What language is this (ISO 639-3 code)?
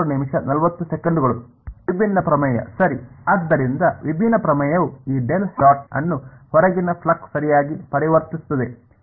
kan